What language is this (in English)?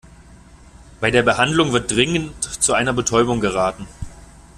German